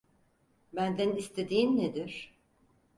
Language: Turkish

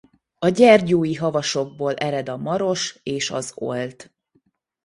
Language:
Hungarian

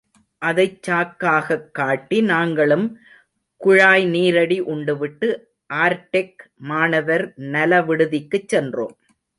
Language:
Tamil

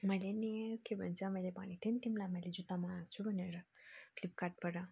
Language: Nepali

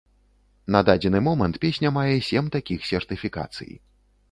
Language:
Belarusian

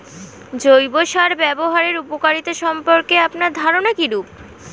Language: Bangla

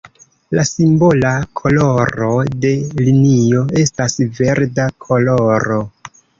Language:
Esperanto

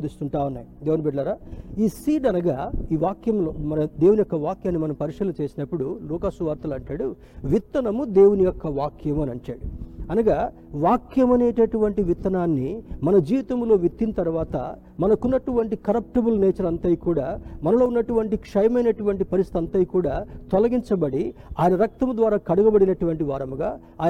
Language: Telugu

